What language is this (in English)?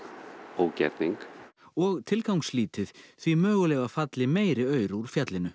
Icelandic